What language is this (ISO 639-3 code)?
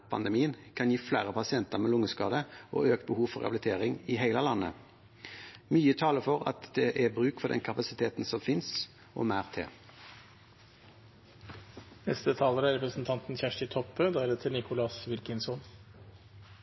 nor